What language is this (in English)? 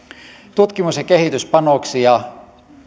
Finnish